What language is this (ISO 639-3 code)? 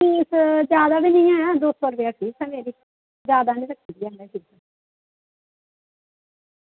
doi